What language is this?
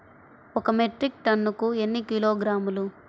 Telugu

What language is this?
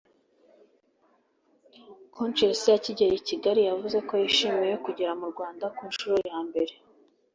Kinyarwanda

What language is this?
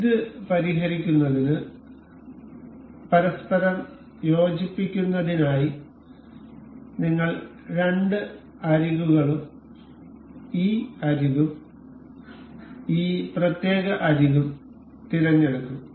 Malayalam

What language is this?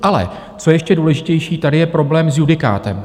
Czech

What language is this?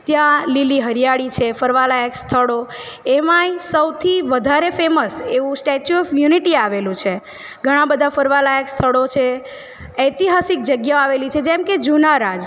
Gujarati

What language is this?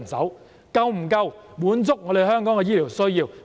Cantonese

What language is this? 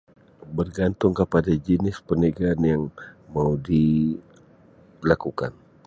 Sabah Malay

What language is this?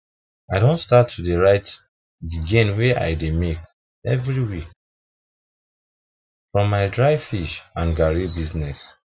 Nigerian Pidgin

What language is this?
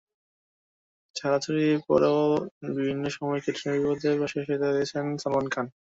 Bangla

